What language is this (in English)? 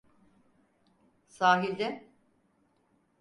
Turkish